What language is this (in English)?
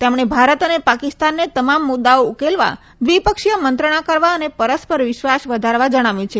Gujarati